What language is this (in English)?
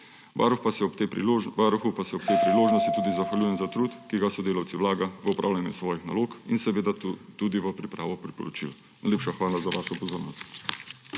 Slovenian